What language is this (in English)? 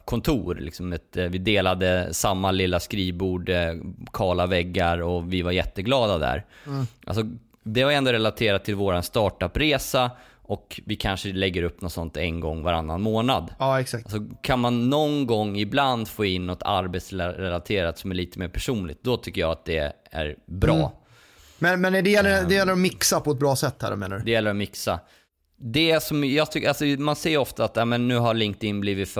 Swedish